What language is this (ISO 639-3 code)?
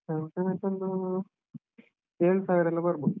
kan